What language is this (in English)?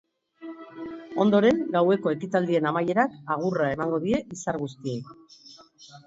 Basque